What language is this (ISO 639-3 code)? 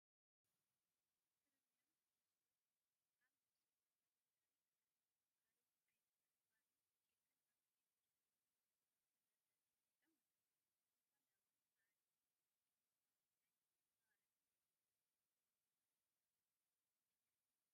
tir